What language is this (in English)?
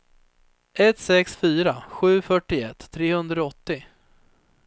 Swedish